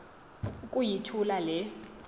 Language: Xhosa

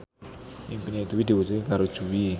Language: Javanese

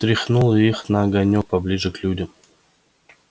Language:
Russian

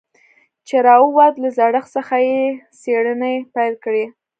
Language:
Pashto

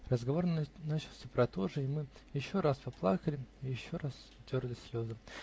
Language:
Russian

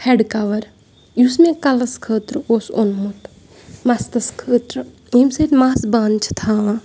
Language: Kashmiri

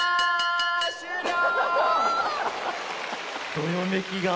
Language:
Japanese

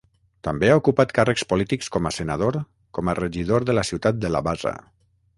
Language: Catalan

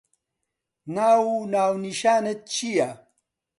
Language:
Central Kurdish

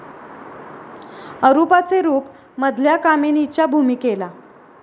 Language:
Marathi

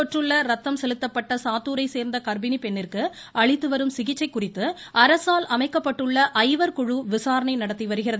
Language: Tamil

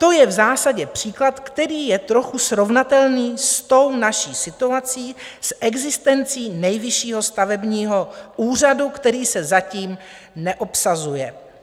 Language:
Czech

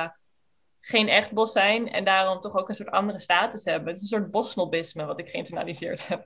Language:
Dutch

